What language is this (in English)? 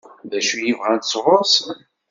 Kabyle